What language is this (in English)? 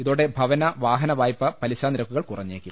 Malayalam